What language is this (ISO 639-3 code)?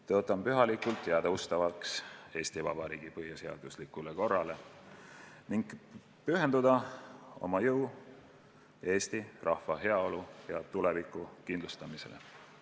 est